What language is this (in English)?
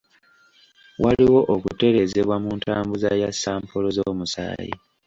Ganda